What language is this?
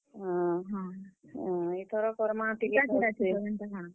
Odia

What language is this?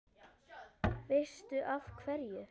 Icelandic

